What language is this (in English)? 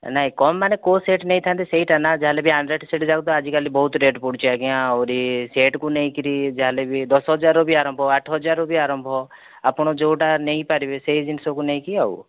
Odia